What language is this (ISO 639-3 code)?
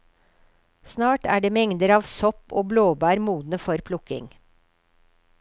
nor